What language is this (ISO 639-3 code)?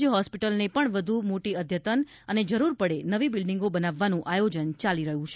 guj